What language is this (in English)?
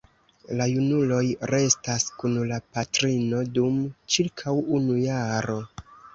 Esperanto